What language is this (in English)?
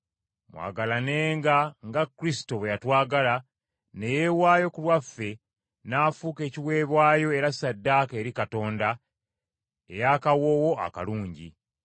Ganda